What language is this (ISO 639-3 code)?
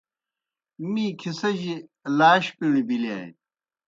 plk